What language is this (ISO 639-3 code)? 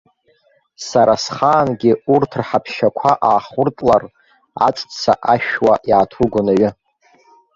abk